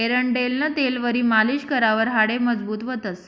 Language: Marathi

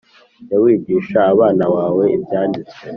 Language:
Kinyarwanda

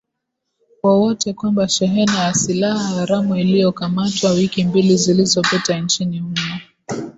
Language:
Swahili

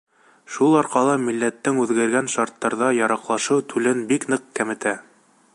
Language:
Bashkir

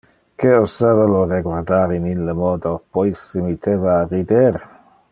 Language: Interlingua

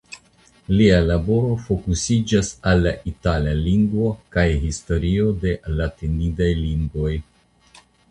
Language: Esperanto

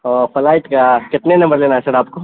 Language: Urdu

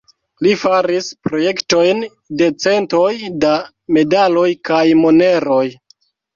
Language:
Esperanto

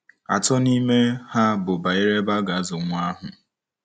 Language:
Igbo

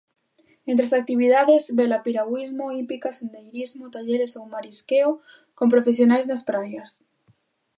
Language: Galician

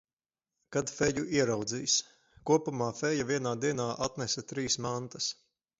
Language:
Latvian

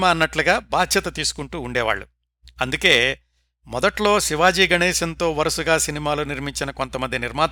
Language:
Telugu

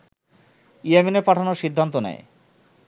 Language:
Bangla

